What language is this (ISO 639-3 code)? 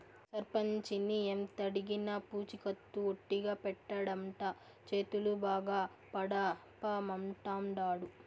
tel